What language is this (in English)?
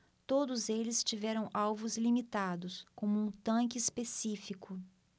Portuguese